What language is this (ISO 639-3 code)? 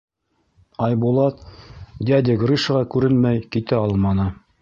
bak